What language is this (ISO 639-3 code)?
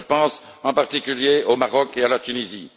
fra